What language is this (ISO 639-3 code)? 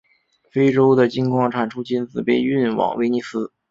zho